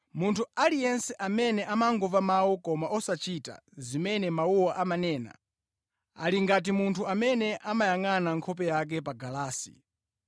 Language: Nyanja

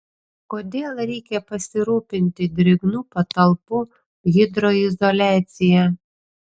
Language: Lithuanian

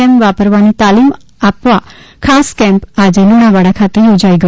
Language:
Gujarati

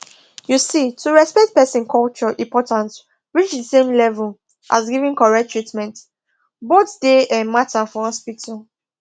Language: Nigerian Pidgin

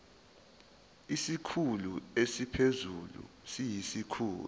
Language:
Zulu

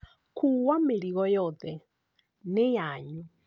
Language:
Kikuyu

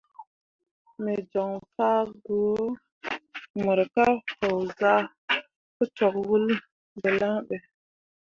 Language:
Mundang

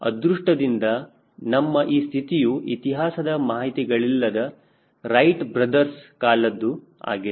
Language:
Kannada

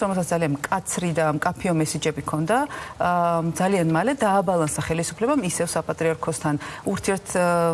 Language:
German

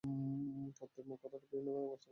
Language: Bangla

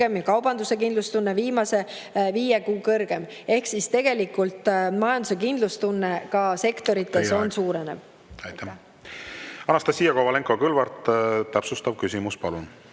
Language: Estonian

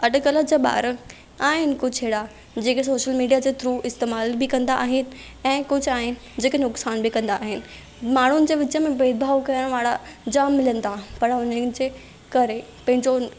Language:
Sindhi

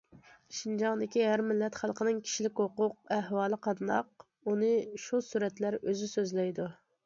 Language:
Uyghur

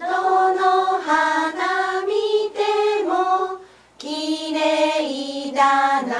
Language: Japanese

